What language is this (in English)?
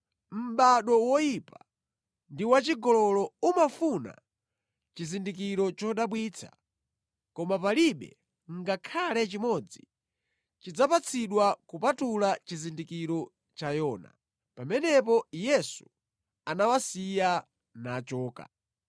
Nyanja